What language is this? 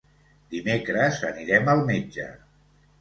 Catalan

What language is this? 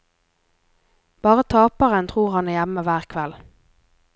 Norwegian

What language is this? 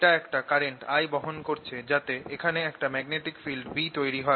Bangla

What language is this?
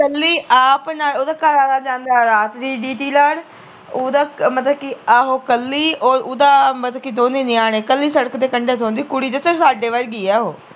Punjabi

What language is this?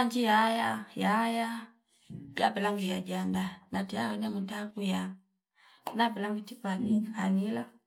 Fipa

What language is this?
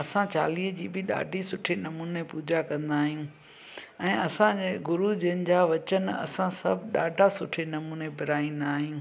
Sindhi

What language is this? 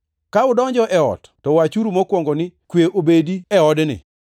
Luo (Kenya and Tanzania)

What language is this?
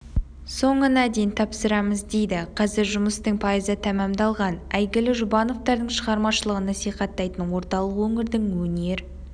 Kazakh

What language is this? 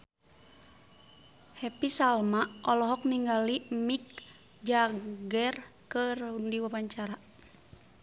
Sundanese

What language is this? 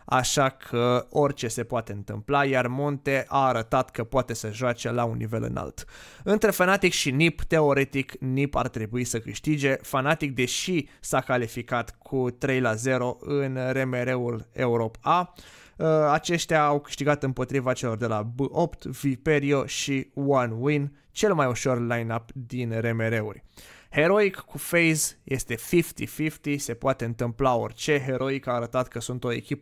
Romanian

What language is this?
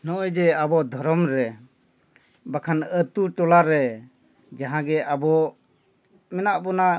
Santali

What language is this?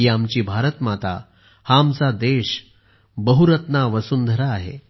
Marathi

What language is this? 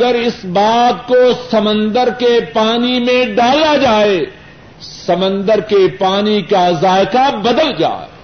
Urdu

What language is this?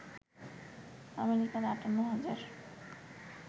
Bangla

